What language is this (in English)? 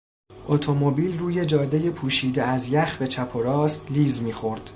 Persian